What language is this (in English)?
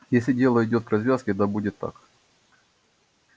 Russian